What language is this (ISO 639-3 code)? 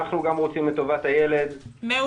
heb